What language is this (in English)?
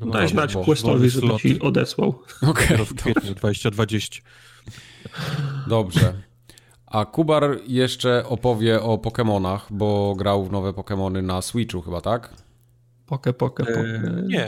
Polish